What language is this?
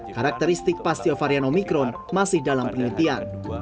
Indonesian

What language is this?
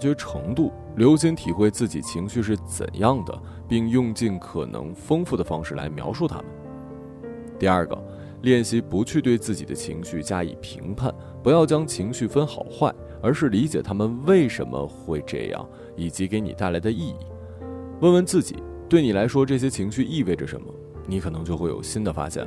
Chinese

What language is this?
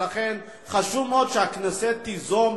Hebrew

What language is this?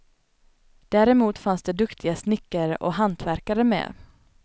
Swedish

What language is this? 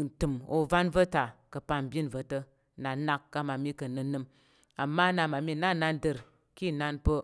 Tarok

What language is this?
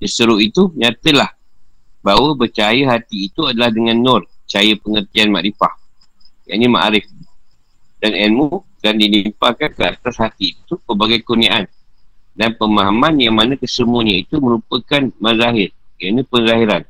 Malay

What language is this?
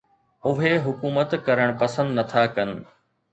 Sindhi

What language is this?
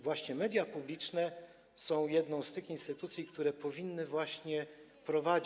Polish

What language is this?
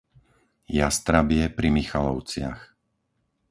Slovak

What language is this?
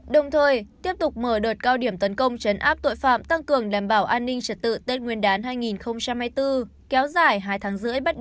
Vietnamese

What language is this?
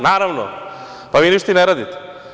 Serbian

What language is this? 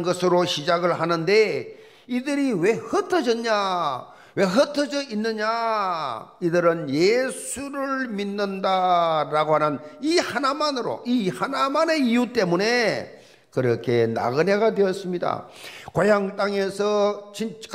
Korean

